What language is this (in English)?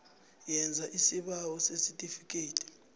South Ndebele